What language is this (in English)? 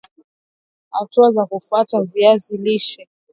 Swahili